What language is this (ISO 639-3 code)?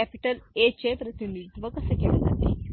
mar